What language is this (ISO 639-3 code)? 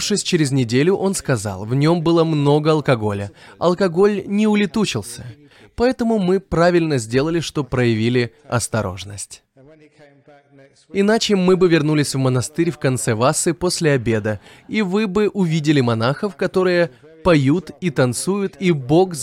rus